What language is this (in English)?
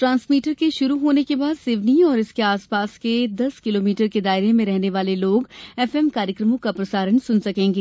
Hindi